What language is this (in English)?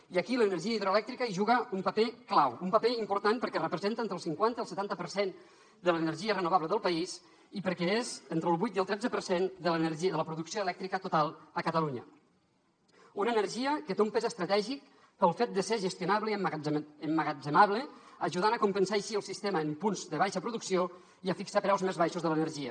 Catalan